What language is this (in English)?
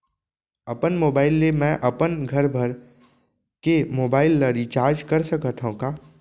Chhattisgarhi